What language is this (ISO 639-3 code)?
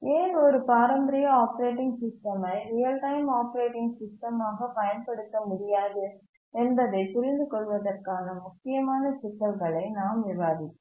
tam